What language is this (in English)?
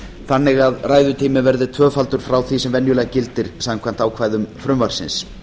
Icelandic